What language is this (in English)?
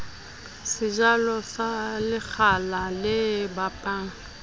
Southern Sotho